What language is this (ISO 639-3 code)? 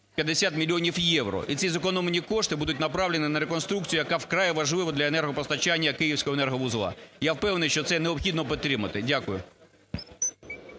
ukr